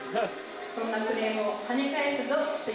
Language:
Japanese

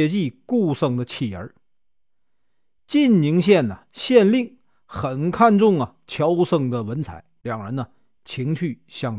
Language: Chinese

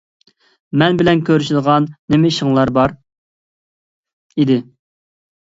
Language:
Uyghur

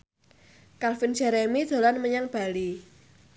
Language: Javanese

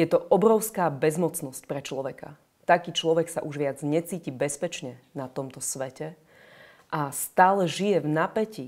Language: Czech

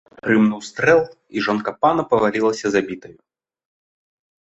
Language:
Belarusian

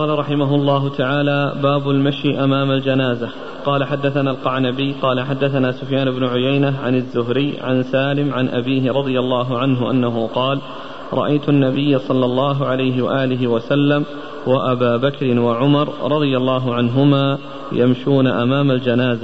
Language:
Arabic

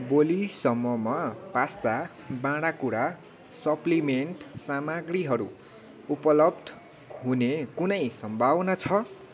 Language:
Nepali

